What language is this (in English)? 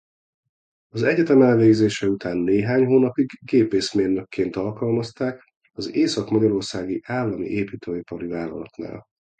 Hungarian